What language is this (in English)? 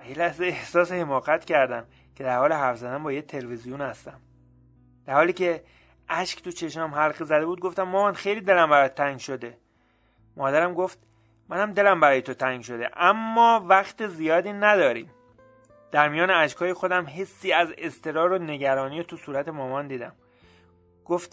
Persian